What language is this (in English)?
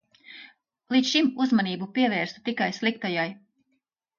Latvian